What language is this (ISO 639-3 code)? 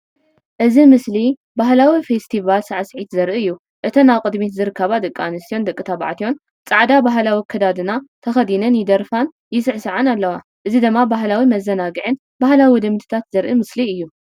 tir